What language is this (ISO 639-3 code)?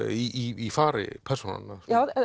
isl